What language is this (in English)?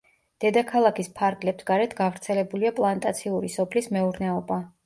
Georgian